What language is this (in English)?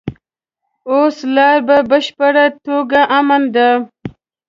Pashto